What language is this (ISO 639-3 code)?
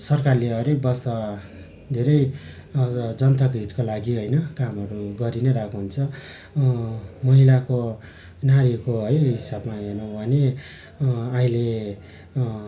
nep